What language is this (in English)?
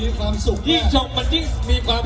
Thai